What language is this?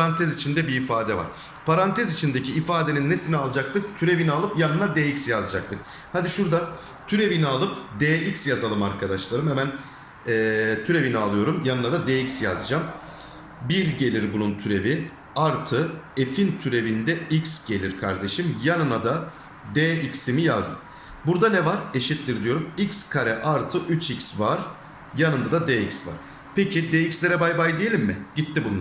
Turkish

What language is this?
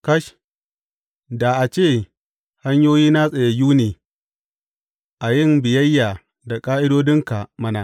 Hausa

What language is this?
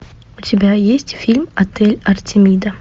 Russian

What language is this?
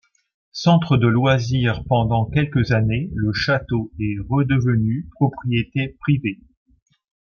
French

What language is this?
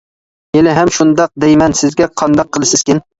Uyghur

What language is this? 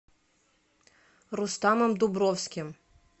Russian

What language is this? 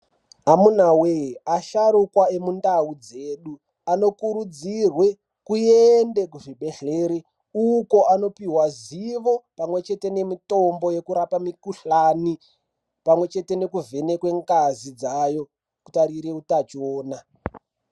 Ndau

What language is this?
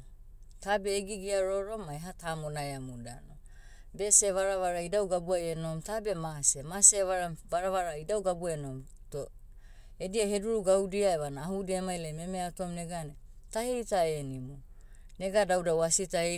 Motu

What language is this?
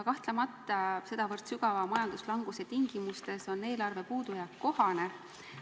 Estonian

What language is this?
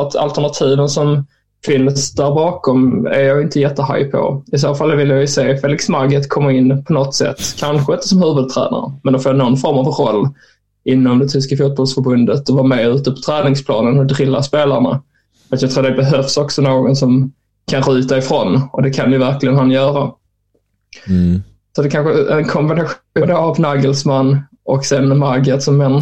Swedish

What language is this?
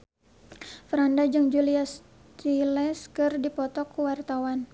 Sundanese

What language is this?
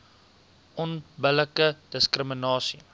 Afrikaans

